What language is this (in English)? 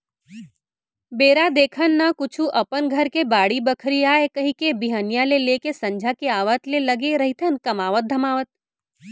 Chhattisgarhi